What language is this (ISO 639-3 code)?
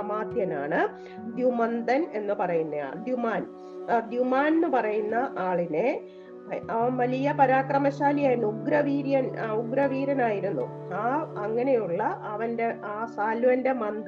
mal